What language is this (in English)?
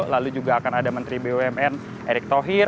Indonesian